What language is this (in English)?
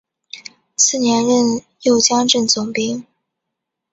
Chinese